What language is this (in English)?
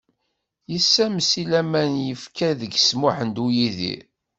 Kabyle